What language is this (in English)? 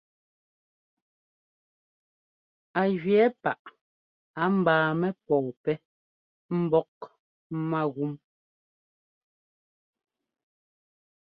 Ngomba